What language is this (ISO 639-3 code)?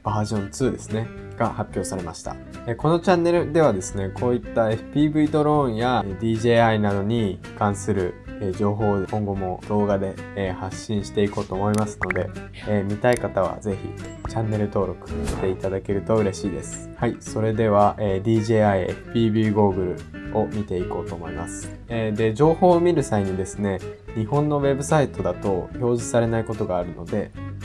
jpn